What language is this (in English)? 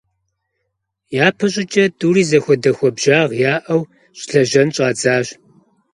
Kabardian